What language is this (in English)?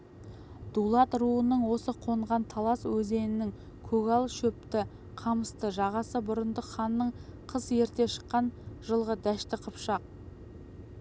Kazakh